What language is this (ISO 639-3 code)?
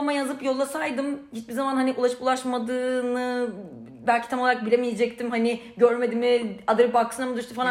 tur